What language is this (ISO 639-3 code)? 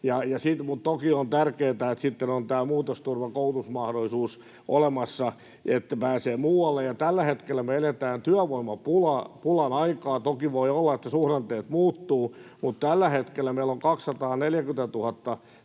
fin